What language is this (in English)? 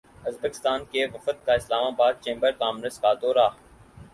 Urdu